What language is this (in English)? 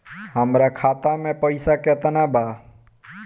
Bhojpuri